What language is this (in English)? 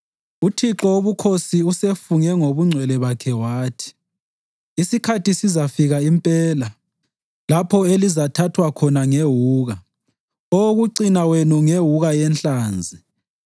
North Ndebele